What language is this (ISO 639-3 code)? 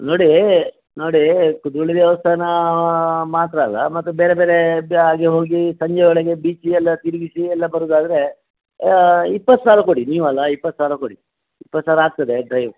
kan